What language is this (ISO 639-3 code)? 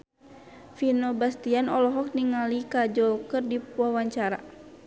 sun